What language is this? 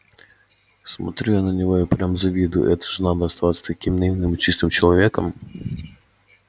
Russian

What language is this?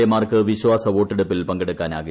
Malayalam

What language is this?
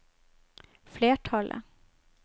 Norwegian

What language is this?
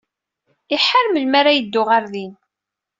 Kabyle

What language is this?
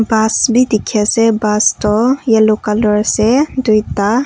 Naga Pidgin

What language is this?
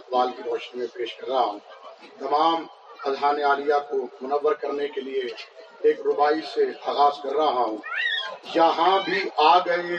Urdu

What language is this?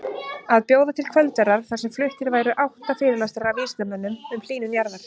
Icelandic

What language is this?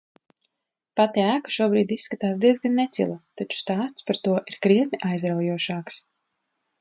Latvian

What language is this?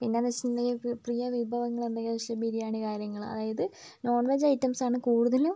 Malayalam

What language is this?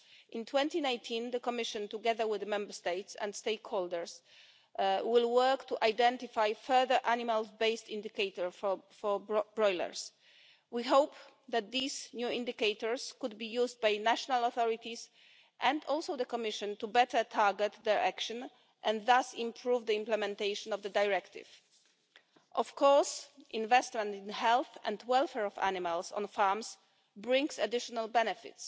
English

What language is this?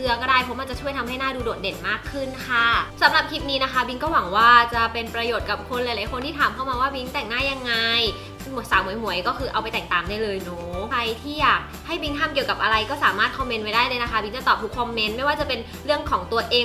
Thai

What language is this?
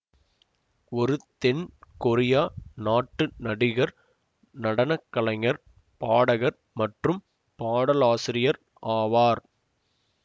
Tamil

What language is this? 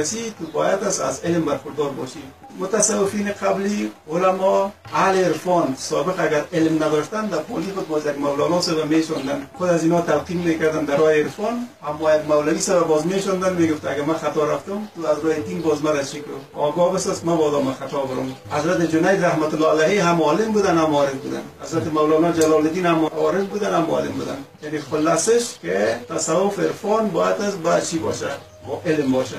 Persian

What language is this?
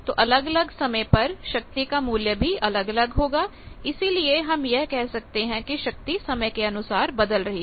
Hindi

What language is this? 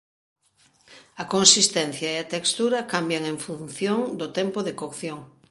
Galician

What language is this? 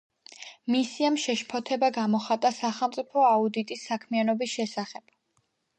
Georgian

